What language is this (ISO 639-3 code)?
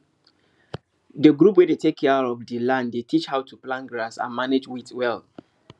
pcm